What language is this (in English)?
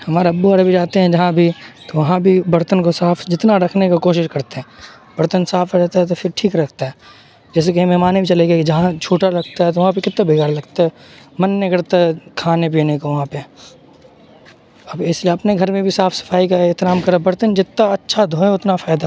Urdu